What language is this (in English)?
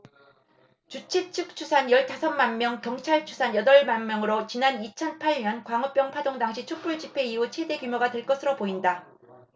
Korean